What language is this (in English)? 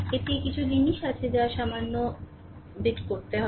Bangla